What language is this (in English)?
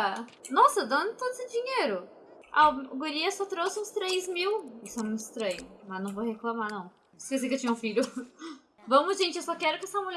Portuguese